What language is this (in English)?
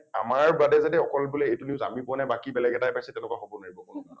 Assamese